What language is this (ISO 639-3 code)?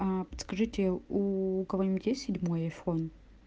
rus